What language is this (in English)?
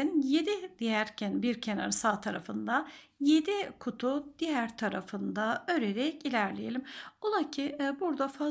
Turkish